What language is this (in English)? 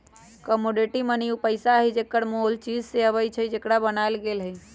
Magahi